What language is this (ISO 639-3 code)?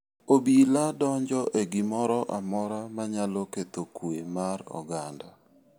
luo